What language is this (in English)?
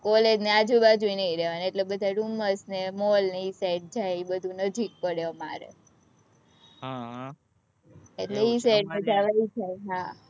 Gujarati